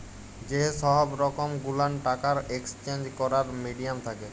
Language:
Bangla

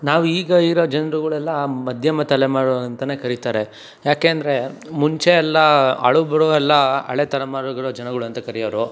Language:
Kannada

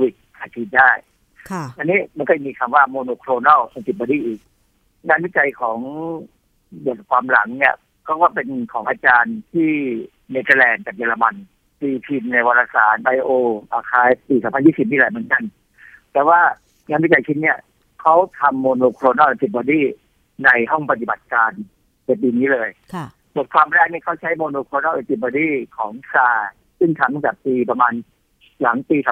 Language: Thai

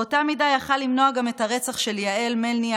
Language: Hebrew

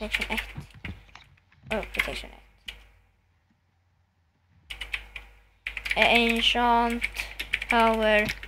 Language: Swedish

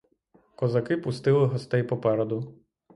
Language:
Ukrainian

